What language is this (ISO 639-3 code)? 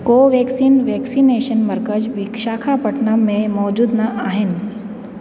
snd